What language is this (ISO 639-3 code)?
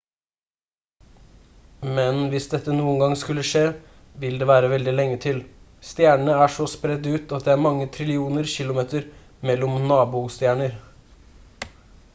nob